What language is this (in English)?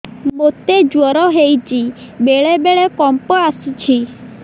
Odia